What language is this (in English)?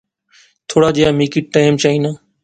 Pahari-Potwari